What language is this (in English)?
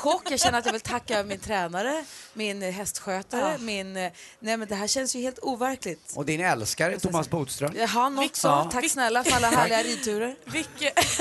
Swedish